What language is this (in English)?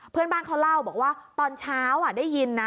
Thai